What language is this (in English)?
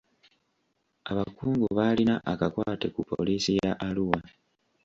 Ganda